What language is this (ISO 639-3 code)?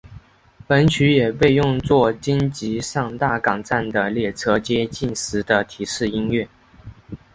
zho